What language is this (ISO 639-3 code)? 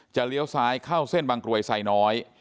tha